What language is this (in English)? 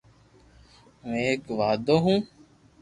Loarki